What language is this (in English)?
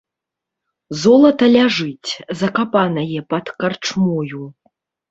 Belarusian